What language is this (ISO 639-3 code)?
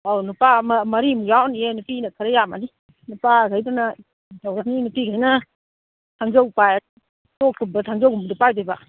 mni